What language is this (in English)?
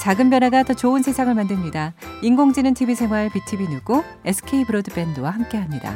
Korean